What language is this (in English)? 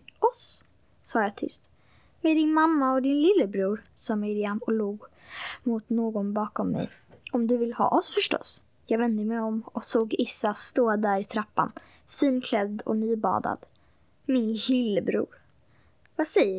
Swedish